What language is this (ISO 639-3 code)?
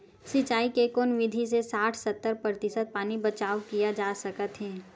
hne